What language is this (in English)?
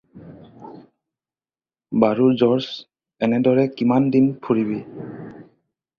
Assamese